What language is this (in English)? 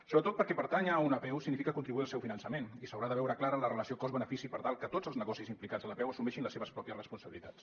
Catalan